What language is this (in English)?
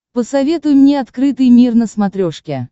Russian